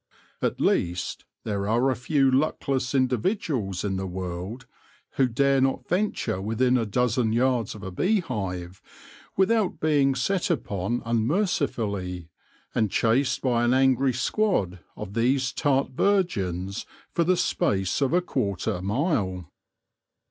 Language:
English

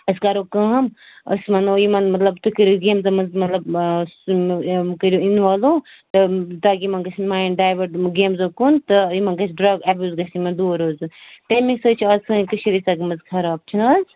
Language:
Kashmiri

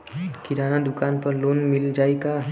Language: Bhojpuri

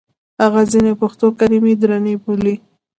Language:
Pashto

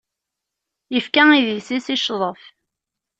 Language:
Kabyle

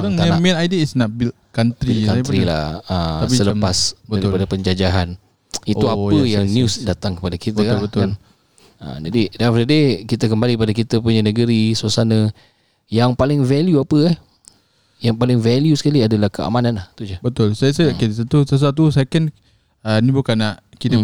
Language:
Malay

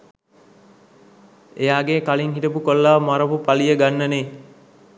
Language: Sinhala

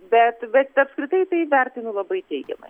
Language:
Lithuanian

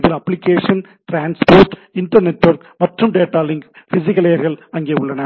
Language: Tamil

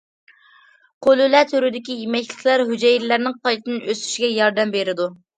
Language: Uyghur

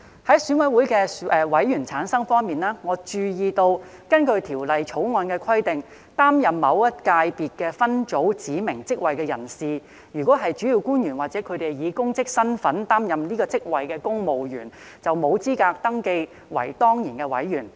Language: Cantonese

